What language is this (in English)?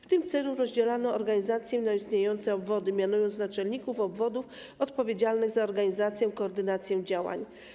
Polish